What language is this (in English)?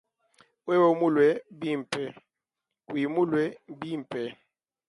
Luba-Lulua